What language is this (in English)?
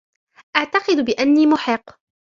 Arabic